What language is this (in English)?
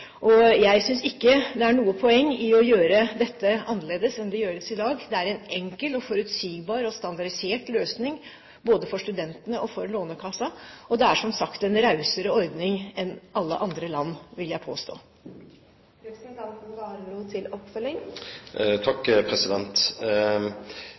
Norwegian Bokmål